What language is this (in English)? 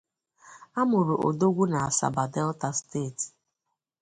Igbo